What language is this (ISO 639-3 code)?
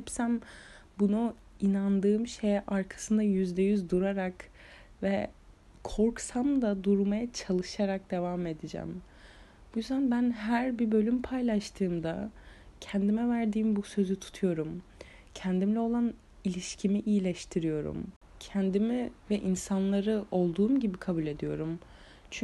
tur